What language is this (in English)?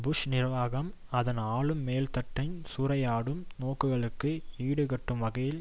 Tamil